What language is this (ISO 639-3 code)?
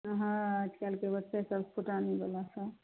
mai